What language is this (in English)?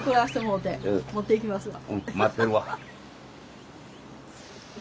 Japanese